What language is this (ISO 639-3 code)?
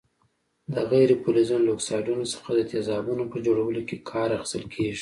pus